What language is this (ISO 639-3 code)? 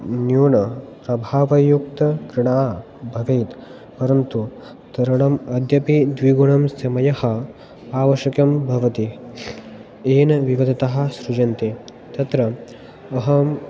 san